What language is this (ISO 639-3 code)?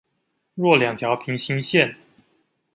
zho